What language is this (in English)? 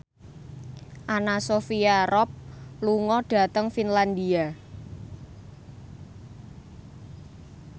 Javanese